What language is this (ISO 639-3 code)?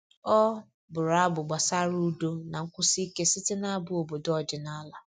ibo